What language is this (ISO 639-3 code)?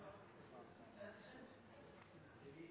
nno